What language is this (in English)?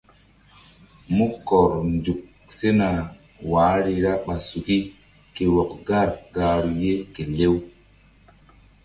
Mbum